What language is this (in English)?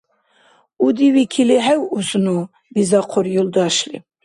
Dargwa